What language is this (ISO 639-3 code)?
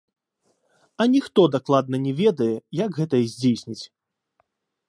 bel